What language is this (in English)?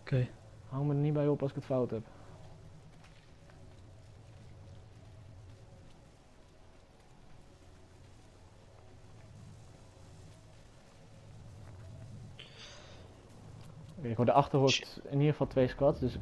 Dutch